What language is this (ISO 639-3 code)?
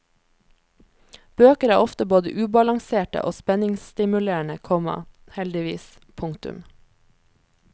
nor